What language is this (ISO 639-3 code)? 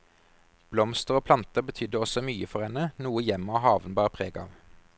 nor